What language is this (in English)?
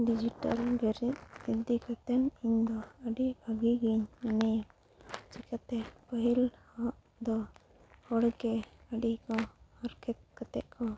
Santali